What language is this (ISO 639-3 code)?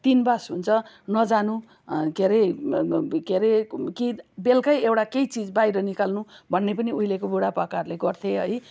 nep